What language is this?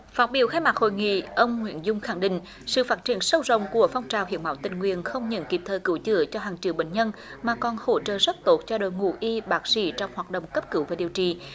Vietnamese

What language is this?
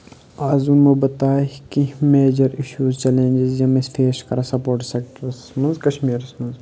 Kashmiri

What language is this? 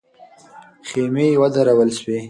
Pashto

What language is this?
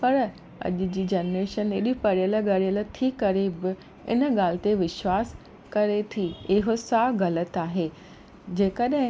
Sindhi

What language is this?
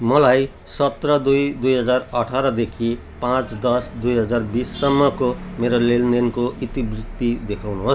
Nepali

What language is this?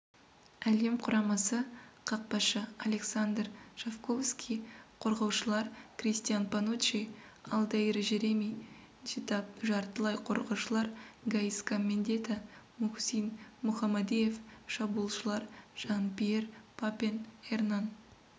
Kazakh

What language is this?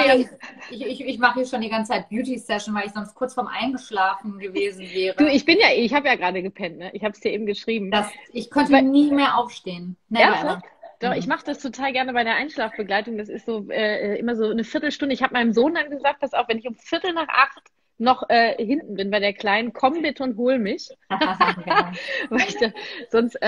German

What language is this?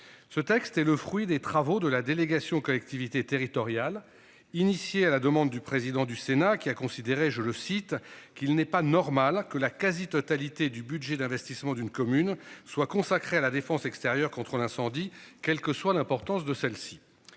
French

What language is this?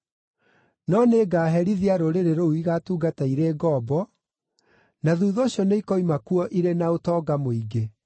Kikuyu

